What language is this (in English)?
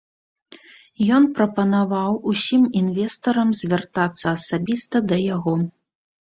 Belarusian